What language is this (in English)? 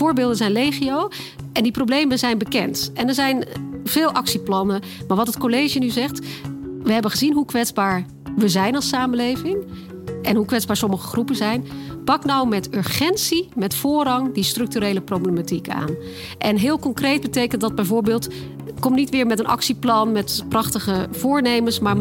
Dutch